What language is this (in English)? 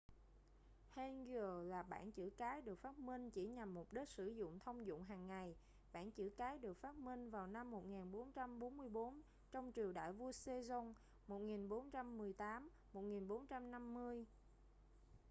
Vietnamese